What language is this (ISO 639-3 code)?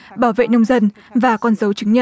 vie